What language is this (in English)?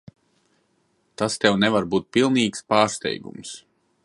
Latvian